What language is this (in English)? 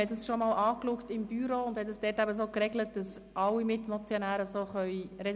Swiss German